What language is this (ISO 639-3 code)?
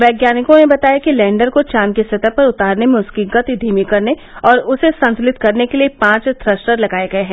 hin